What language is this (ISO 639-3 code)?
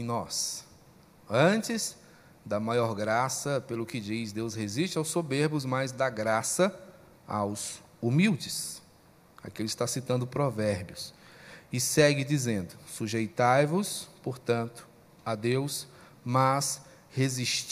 por